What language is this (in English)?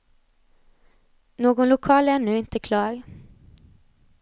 Swedish